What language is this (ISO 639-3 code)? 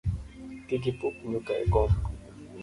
luo